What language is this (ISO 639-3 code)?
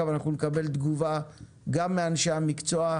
heb